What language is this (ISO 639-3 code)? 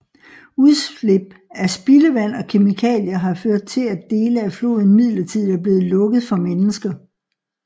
dan